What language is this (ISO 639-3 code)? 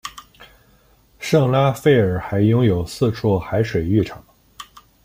zho